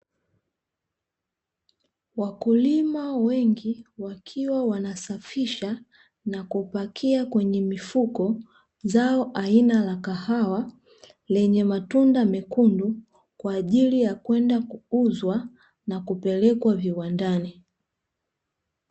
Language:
Swahili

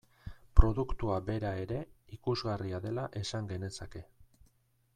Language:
Basque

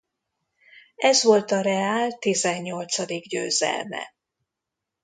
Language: Hungarian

